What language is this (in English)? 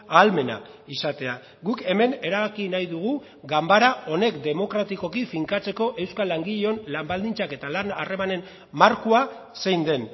Basque